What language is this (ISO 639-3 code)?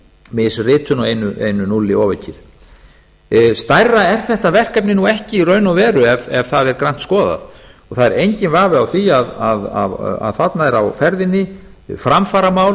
isl